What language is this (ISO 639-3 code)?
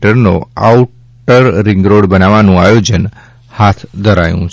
guj